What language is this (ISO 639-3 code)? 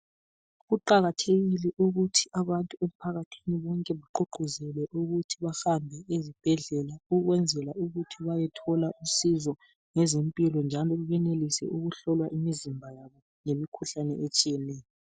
nde